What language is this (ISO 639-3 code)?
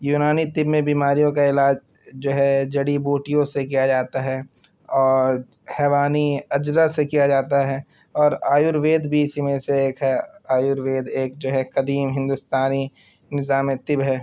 urd